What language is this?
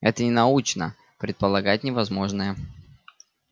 Russian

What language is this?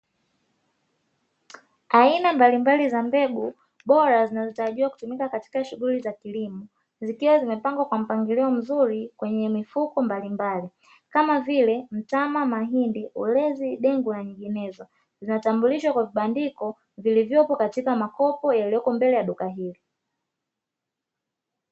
Swahili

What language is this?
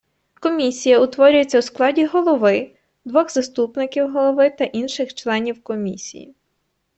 Ukrainian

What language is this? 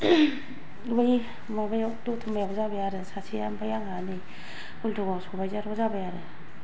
Bodo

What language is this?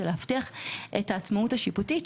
Hebrew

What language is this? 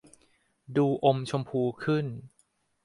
Thai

